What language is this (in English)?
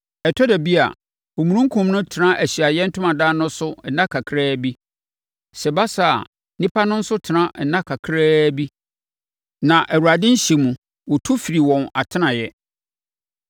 Akan